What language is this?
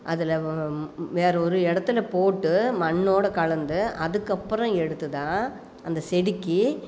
Tamil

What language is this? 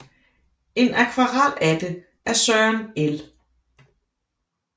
Danish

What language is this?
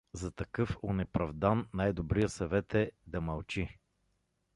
Bulgarian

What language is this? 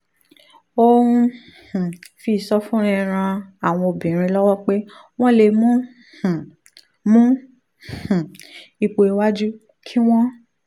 Yoruba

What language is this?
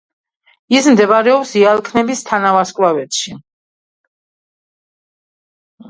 Georgian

